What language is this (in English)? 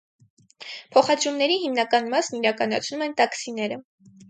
Armenian